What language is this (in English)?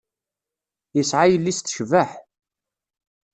Kabyle